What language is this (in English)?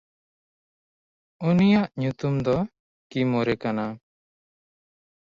Santali